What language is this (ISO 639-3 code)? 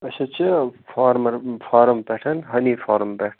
kas